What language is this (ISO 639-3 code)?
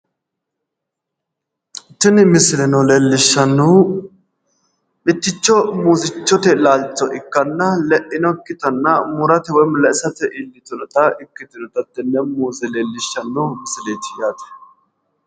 sid